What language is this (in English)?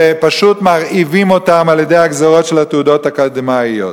Hebrew